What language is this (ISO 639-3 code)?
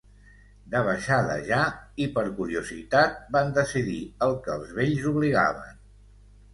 cat